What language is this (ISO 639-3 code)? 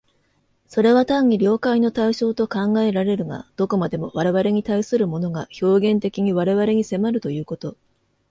jpn